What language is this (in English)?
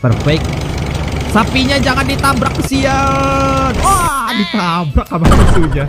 Indonesian